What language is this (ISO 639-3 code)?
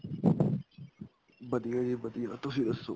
pan